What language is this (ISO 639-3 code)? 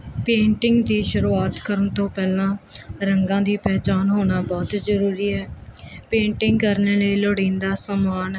pan